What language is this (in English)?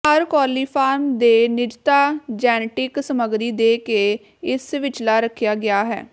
Punjabi